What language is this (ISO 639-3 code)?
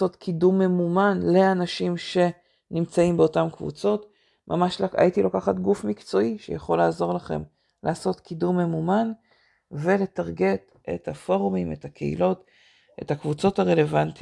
heb